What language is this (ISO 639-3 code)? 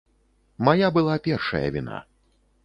bel